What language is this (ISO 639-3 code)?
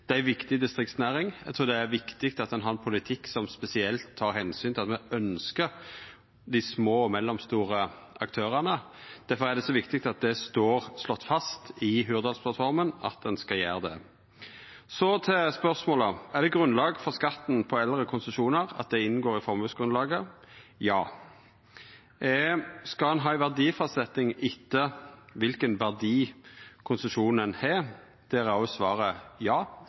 nno